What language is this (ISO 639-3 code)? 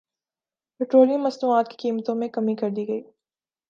urd